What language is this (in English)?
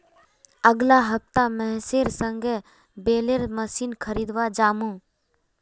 Magahi